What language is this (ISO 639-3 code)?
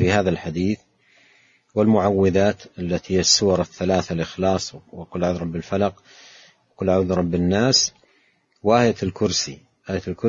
ara